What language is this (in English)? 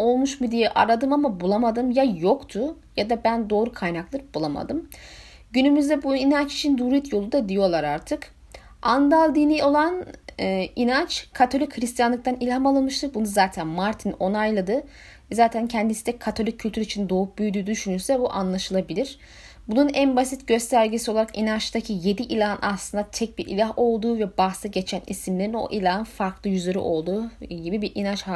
Turkish